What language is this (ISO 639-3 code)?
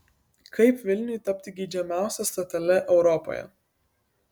lit